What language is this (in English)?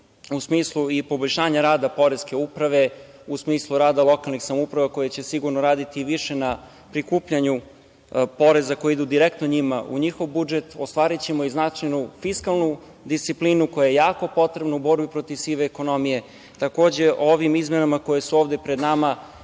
Serbian